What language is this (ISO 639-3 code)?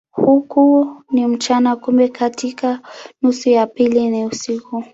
swa